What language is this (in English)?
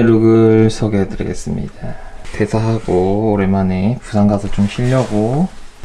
Korean